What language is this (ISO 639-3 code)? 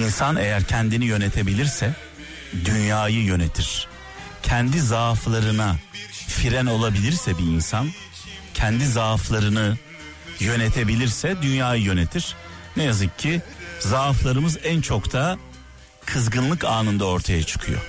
tur